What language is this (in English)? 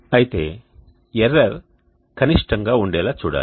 Telugu